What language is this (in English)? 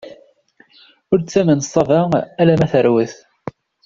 Kabyle